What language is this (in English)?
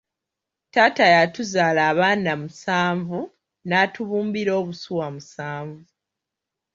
Ganda